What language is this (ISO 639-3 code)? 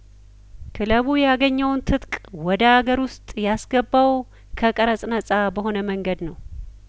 amh